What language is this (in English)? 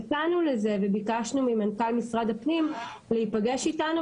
Hebrew